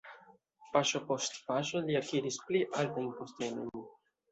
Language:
Esperanto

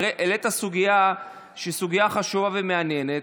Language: Hebrew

